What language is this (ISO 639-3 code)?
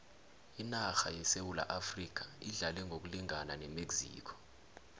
nbl